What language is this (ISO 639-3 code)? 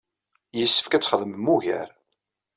kab